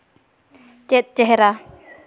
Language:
Santali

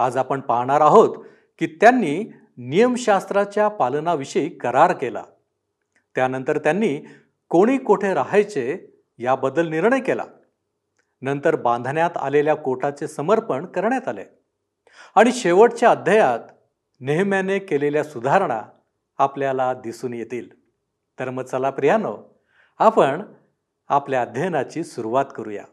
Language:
Marathi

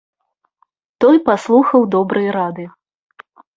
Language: Belarusian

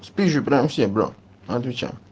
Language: Russian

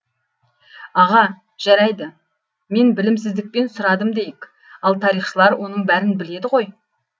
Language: Kazakh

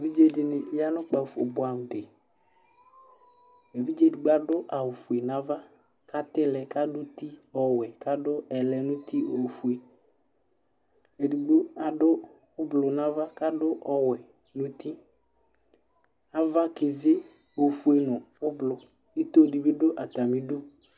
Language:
Ikposo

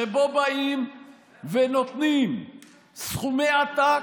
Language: Hebrew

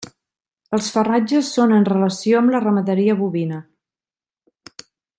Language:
Catalan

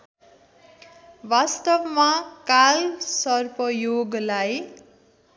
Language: Nepali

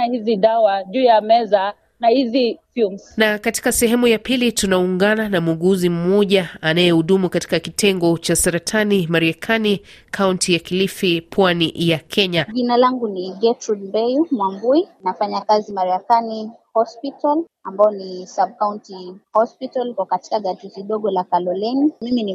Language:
Swahili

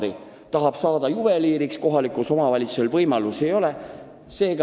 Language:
Estonian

